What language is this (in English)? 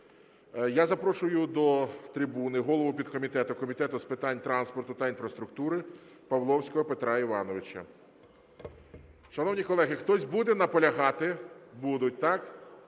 Ukrainian